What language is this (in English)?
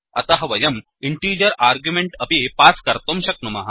Sanskrit